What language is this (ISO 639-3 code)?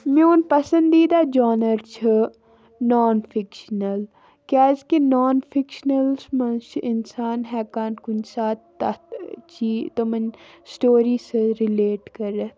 kas